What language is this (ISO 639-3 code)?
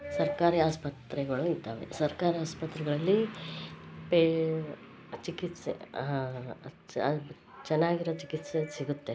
kan